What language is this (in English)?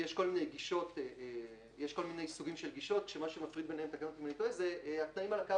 Hebrew